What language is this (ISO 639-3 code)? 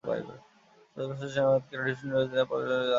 ben